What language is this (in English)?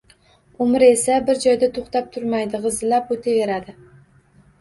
Uzbek